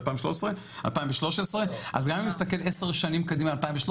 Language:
Hebrew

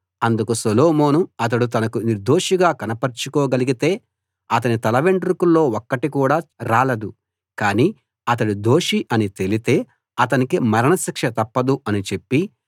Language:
Telugu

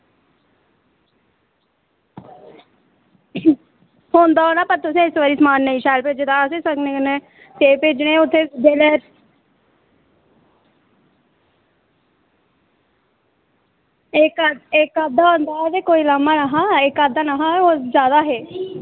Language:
Dogri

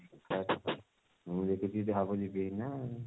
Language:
Odia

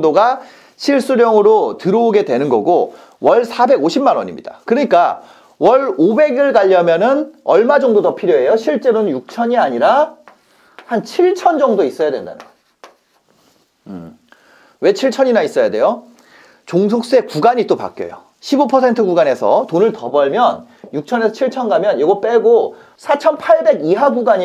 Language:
Korean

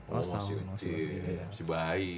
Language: Indonesian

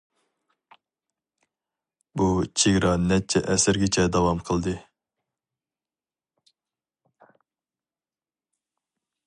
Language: Uyghur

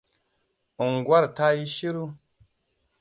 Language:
Hausa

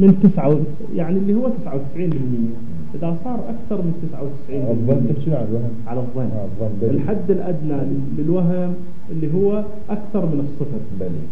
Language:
Arabic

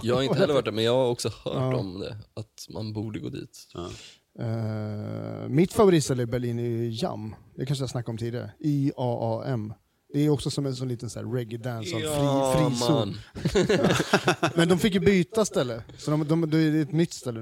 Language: Swedish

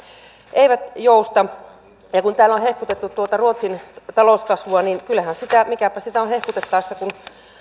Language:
Finnish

